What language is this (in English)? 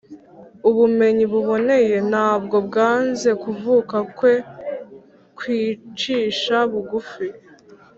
Kinyarwanda